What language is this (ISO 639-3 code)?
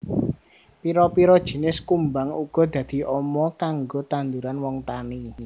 jav